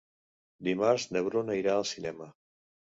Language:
Catalan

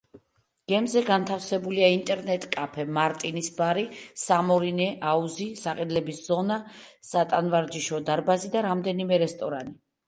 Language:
Georgian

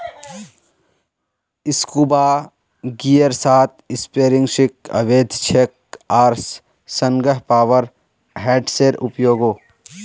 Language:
Magahi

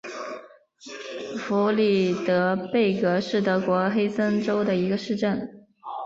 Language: Chinese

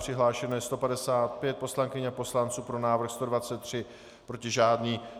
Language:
Czech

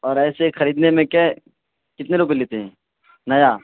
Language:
Urdu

